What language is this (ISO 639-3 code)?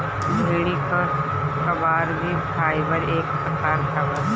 bho